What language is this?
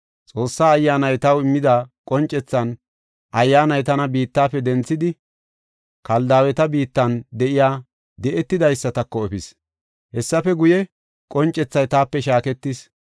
Gofa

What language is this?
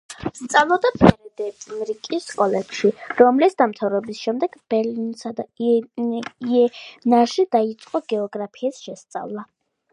Georgian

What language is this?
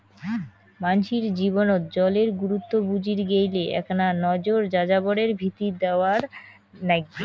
Bangla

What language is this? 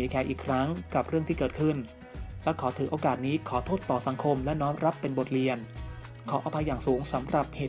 Thai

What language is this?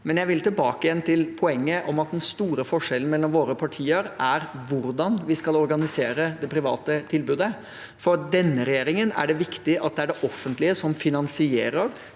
Norwegian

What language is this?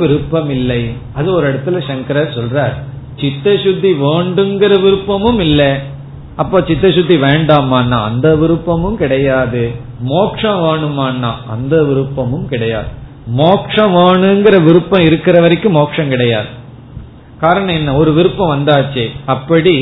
Tamil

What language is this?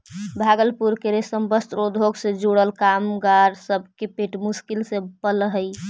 Magahi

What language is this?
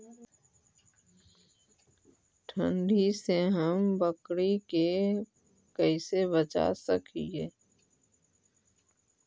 Magahi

